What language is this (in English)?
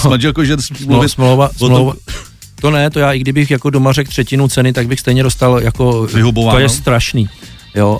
Czech